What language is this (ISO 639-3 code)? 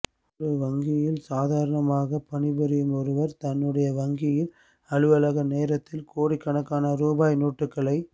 tam